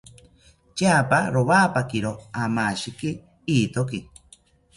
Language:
South Ucayali Ashéninka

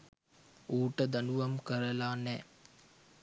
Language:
Sinhala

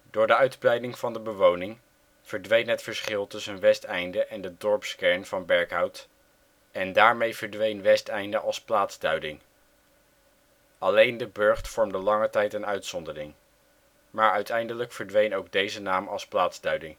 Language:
Dutch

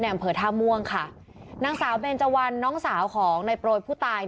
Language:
Thai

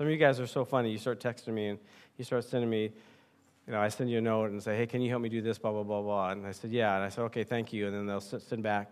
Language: English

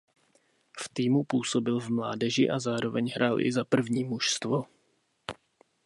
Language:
Czech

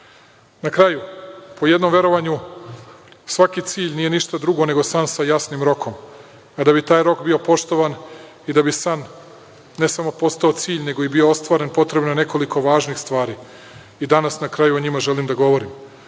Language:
Serbian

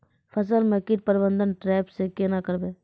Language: Maithili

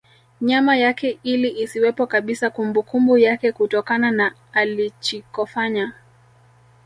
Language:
Swahili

